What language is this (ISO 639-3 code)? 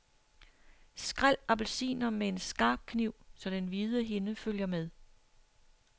dan